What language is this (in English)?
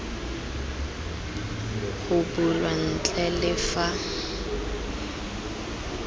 Tswana